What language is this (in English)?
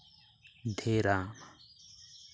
Santali